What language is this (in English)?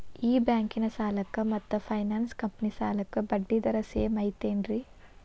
Kannada